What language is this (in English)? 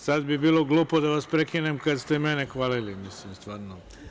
Serbian